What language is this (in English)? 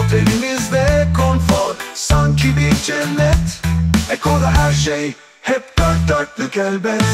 Turkish